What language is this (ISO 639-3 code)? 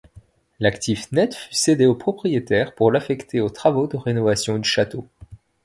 fra